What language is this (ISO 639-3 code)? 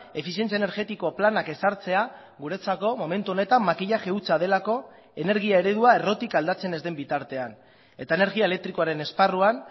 eus